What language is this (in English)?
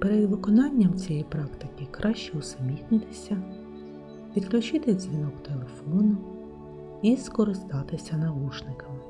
Ukrainian